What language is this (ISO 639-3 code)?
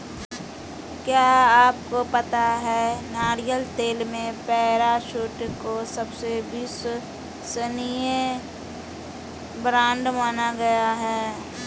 hin